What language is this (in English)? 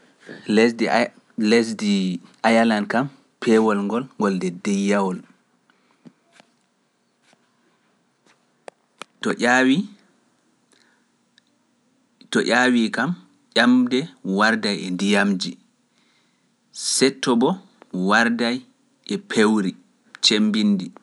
Pular